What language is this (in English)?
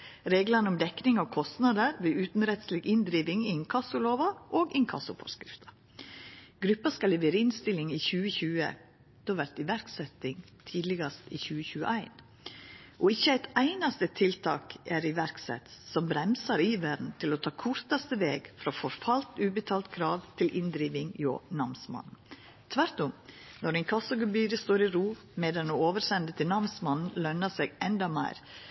Norwegian Nynorsk